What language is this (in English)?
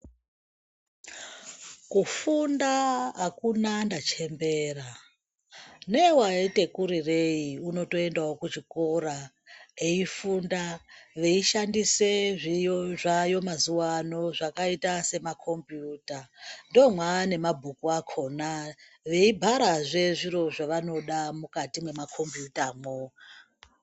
Ndau